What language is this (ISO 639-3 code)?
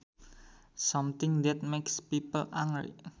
sun